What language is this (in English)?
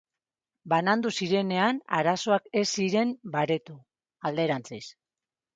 Basque